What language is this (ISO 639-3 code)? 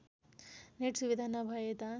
nep